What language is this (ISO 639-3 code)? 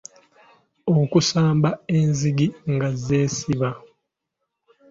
lug